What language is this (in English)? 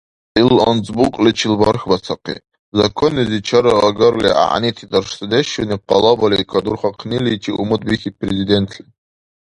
Dargwa